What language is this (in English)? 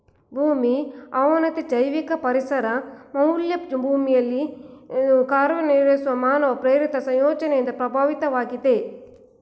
Kannada